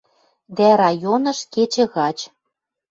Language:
Western Mari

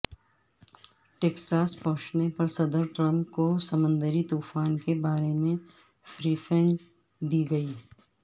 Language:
Urdu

